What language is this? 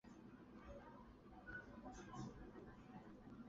Chinese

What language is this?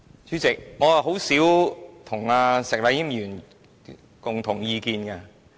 Cantonese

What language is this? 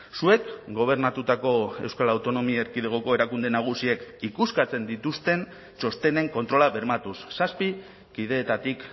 Basque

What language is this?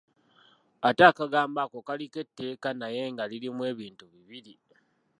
Ganda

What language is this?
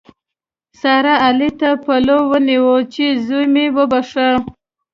Pashto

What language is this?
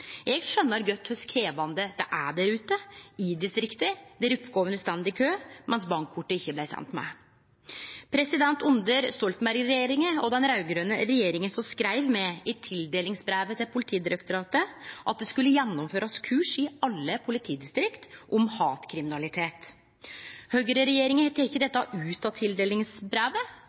Norwegian Nynorsk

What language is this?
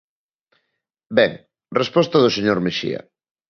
Galician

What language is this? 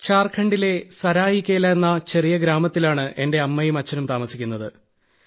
Malayalam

